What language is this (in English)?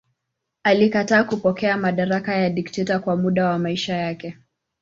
Swahili